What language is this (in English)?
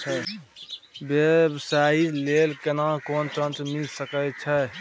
Maithili